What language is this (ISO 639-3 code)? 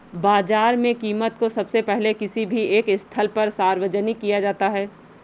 hin